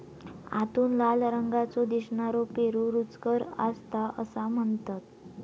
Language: Marathi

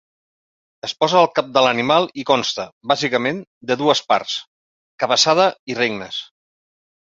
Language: Catalan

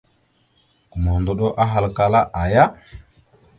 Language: Mada (Cameroon)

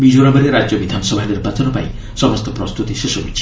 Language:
Odia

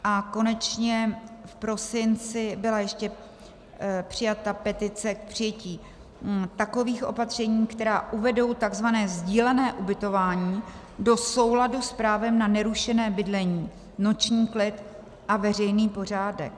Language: Czech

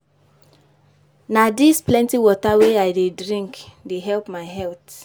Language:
Nigerian Pidgin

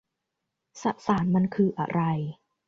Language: Thai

